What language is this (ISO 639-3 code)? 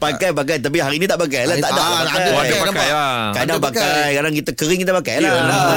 msa